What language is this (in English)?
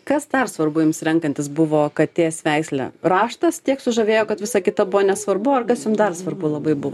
Lithuanian